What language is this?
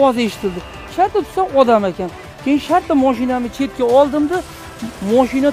Turkish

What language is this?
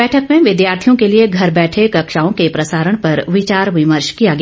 Hindi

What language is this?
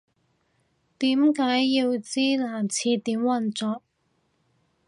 Cantonese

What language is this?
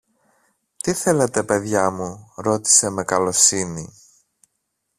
Greek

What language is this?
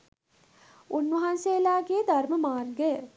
Sinhala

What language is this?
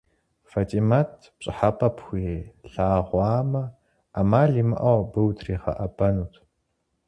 Kabardian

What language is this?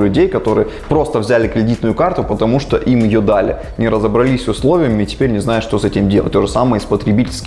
Russian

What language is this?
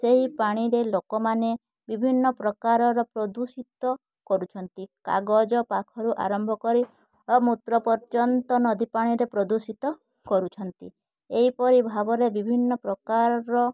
Odia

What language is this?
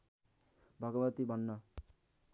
Nepali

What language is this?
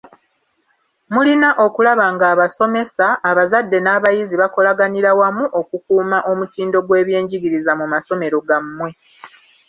Ganda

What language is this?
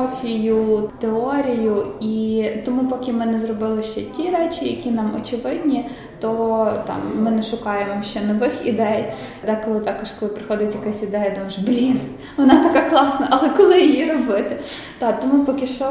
Ukrainian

